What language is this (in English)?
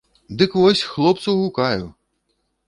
Belarusian